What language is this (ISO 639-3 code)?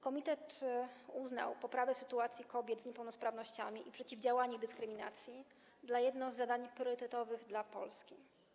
pol